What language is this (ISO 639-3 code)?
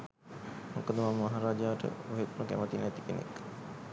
sin